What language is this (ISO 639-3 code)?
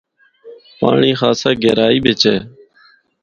hno